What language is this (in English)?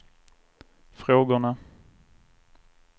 Swedish